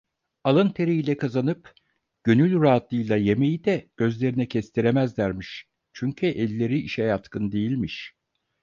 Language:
Turkish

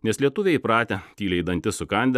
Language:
Lithuanian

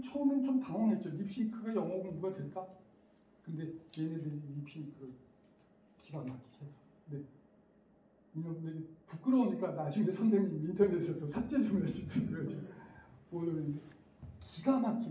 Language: Korean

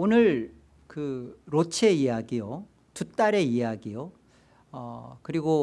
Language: Korean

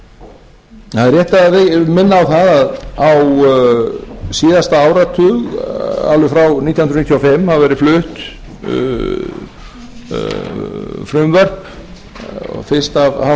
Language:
Icelandic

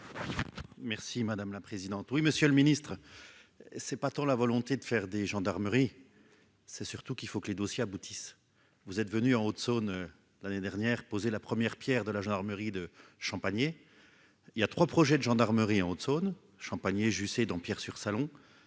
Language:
French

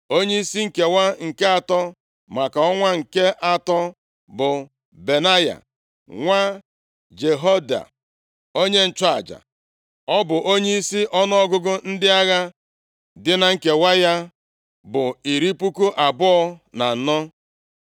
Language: Igbo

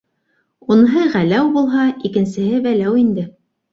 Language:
Bashkir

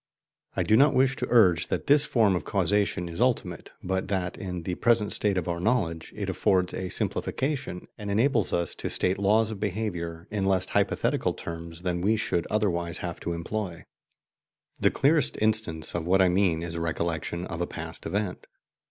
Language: English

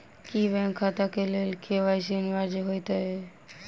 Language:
Maithili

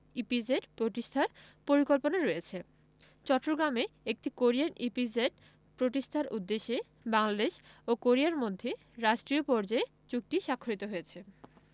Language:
Bangla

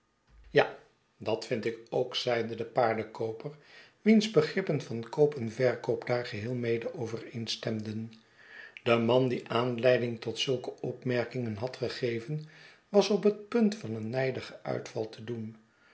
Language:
Dutch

